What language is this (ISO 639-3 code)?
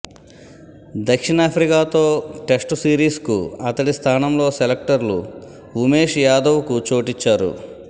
tel